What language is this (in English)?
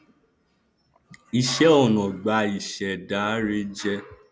Yoruba